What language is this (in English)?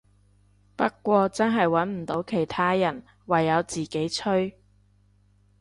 Cantonese